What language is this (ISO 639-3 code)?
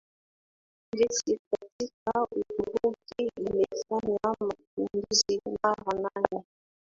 swa